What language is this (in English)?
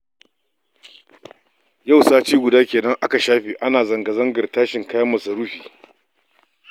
Hausa